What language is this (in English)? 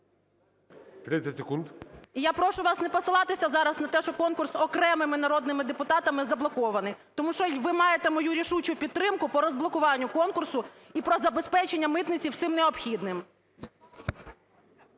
Ukrainian